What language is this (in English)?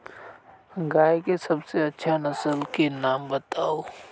Magahi